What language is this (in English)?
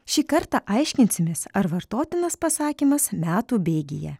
Lithuanian